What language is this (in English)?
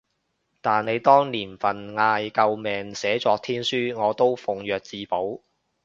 Cantonese